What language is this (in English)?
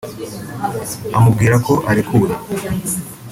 Kinyarwanda